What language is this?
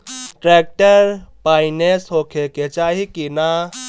Bhojpuri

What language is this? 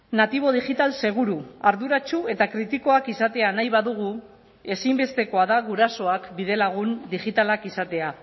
Basque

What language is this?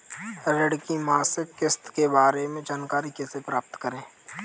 Hindi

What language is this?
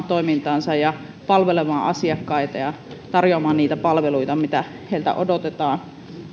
Finnish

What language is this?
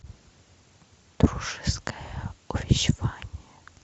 Russian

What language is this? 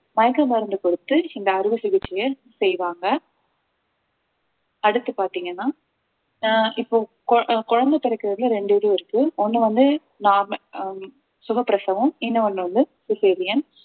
Tamil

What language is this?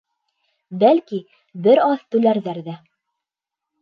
Bashkir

